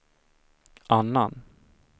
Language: Swedish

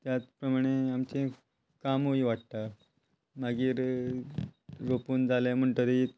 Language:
Konkani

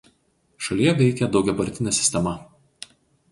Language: Lithuanian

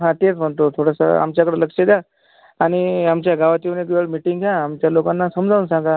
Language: Marathi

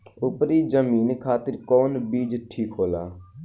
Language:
Bhojpuri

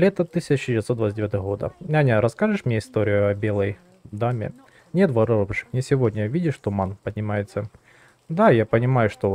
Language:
Russian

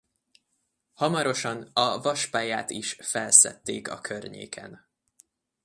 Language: Hungarian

